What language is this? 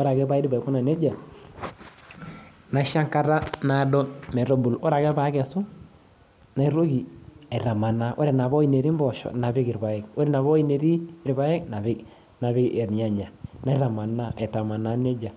Masai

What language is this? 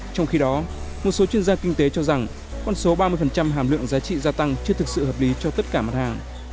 Vietnamese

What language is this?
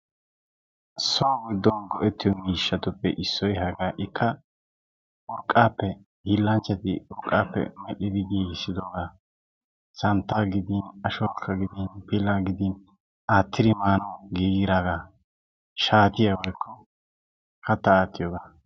Wolaytta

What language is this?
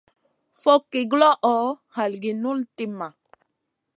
Masana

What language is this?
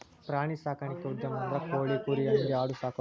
Kannada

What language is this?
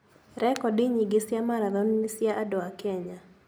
Kikuyu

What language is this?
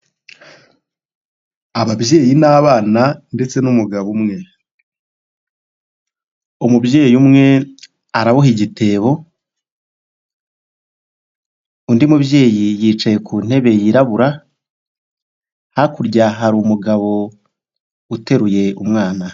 Kinyarwanda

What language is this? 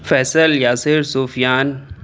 Urdu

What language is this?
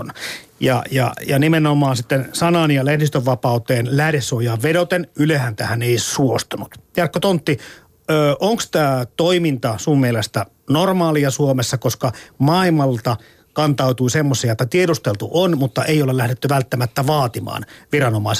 Finnish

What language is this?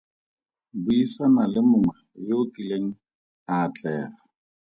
Tswana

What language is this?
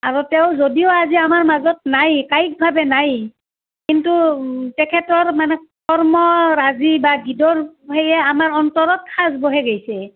Assamese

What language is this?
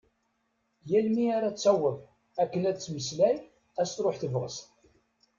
Kabyle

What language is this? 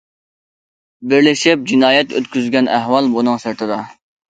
Uyghur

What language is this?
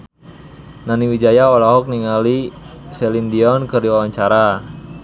Sundanese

